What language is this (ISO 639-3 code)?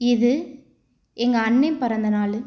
tam